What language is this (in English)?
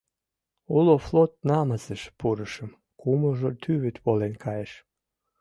Mari